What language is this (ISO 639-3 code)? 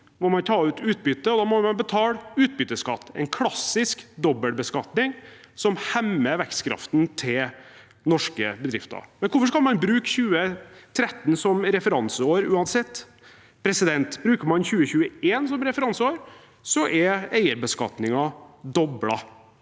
nor